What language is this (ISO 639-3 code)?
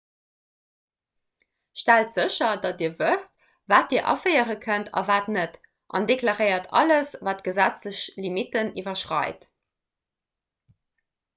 ltz